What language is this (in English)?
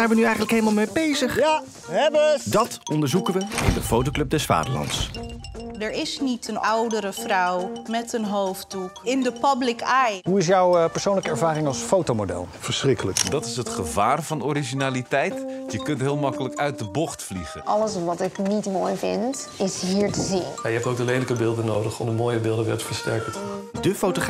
Dutch